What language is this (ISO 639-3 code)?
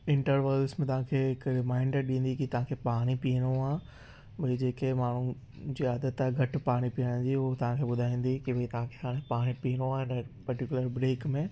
snd